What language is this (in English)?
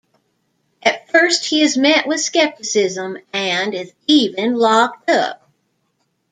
English